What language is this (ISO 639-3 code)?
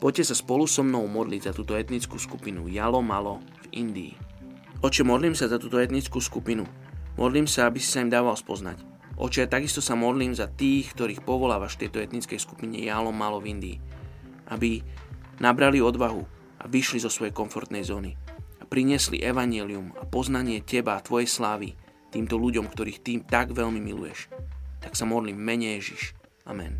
slk